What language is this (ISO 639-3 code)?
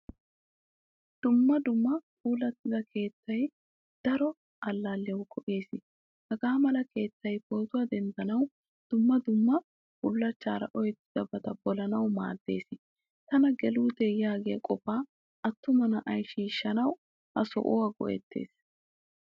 wal